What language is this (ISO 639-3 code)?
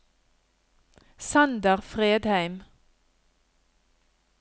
nor